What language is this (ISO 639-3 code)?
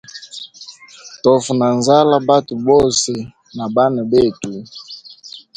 hem